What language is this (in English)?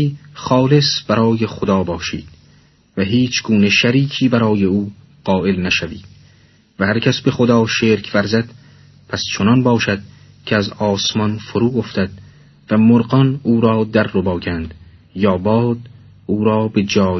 Persian